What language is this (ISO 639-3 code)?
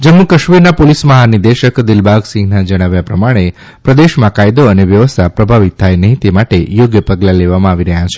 guj